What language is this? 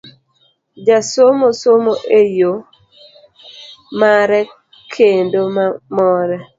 Luo (Kenya and Tanzania)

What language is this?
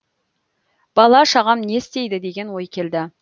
Kazakh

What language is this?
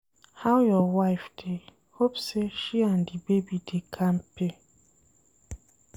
Nigerian Pidgin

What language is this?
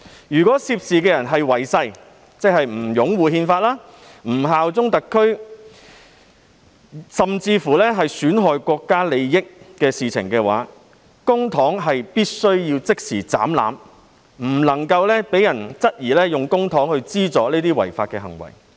Cantonese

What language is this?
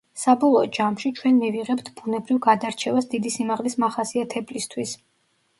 Georgian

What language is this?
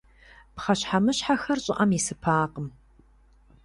Kabardian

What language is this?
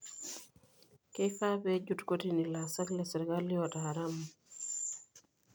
Masai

